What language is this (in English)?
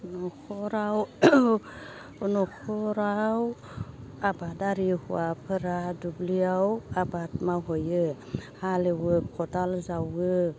Bodo